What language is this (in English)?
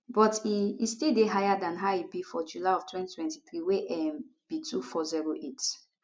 Nigerian Pidgin